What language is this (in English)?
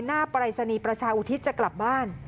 Thai